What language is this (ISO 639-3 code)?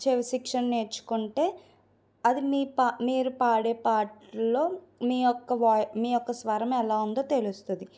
tel